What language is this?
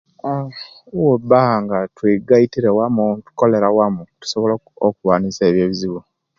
Kenyi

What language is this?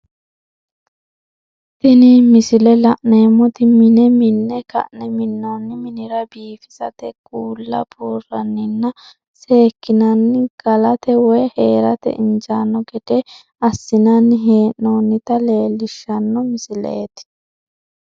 Sidamo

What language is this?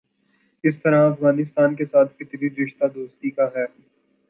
Urdu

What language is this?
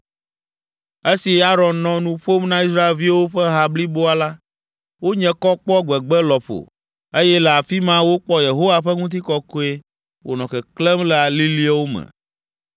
Ewe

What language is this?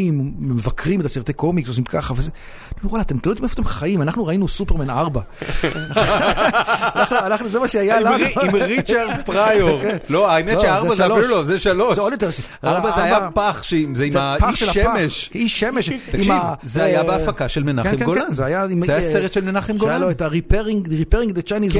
Hebrew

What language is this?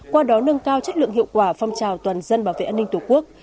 Vietnamese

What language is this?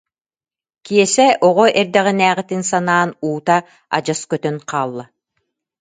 Yakut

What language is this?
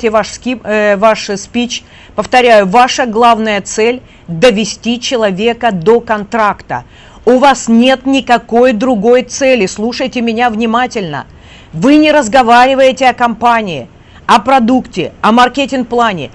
Russian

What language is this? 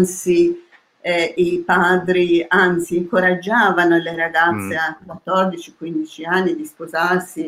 Italian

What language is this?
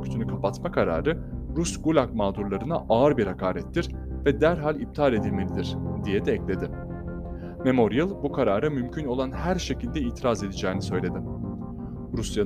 Turkish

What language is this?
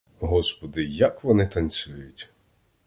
Ukrainian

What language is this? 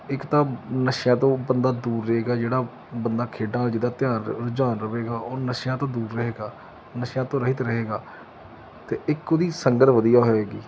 Punjabi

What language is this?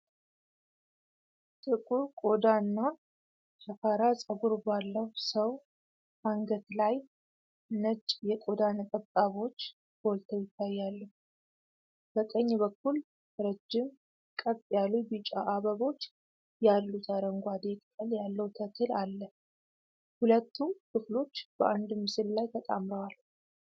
Amharic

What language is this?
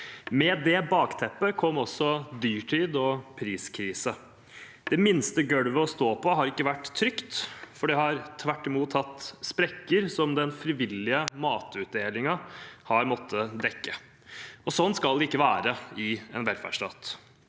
Norwegian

